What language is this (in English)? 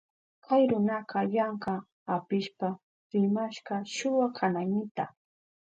Southern Pastaza Quechua